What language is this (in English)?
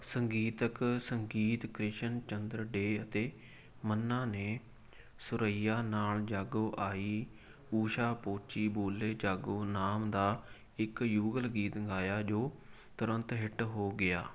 Punjabi